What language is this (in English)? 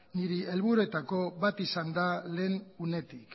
Basque